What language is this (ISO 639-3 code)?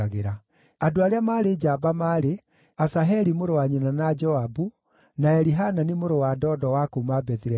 kik